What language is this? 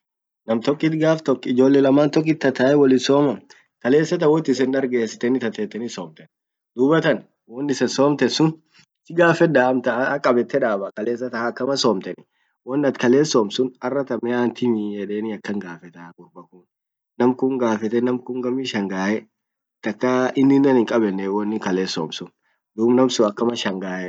Orma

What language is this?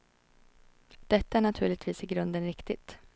Swedish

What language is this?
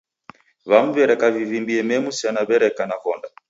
Taita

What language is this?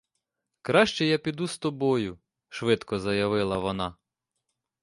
Ukrainian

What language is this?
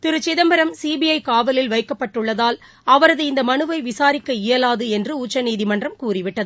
Tamil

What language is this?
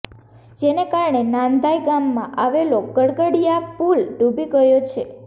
Gujarati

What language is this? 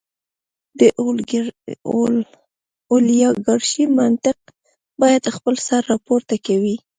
Pashto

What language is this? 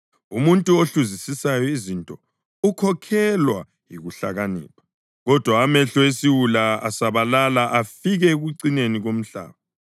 North Ndebele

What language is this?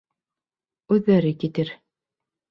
Bashkir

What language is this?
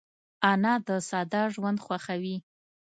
Pashto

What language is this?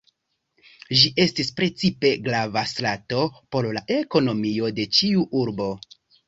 Esperanto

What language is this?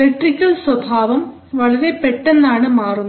Malayalam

